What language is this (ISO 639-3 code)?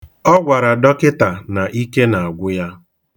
ibo